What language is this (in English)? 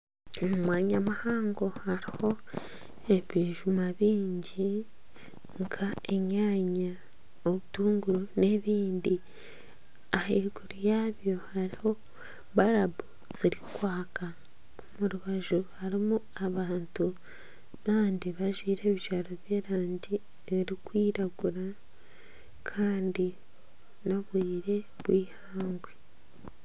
Nyankole